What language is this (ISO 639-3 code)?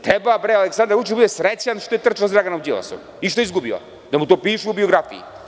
srp